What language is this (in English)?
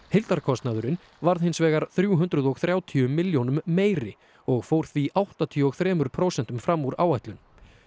Icelandic